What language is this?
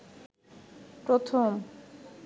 Bangla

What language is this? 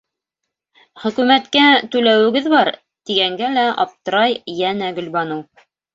Bashkir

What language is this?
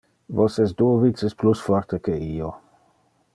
Interlingua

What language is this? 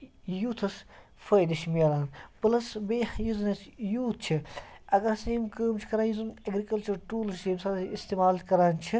Kashmiri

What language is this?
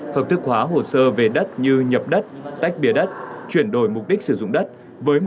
Vietnamese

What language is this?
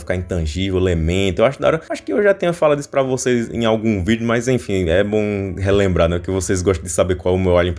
Portuguese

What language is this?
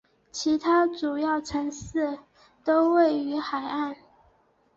Chinese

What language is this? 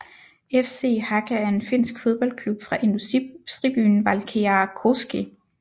Danish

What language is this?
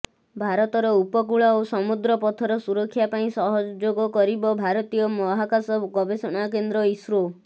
Odia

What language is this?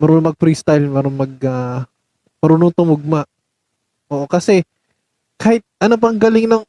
Filipino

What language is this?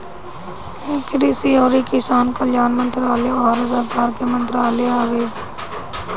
Bhojpuri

